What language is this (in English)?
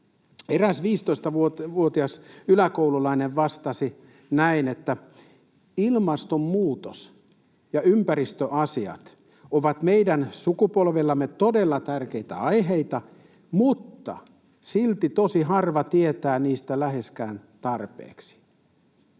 Finnish